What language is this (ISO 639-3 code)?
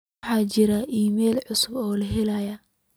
som